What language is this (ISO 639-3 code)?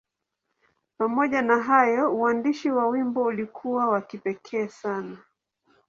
swa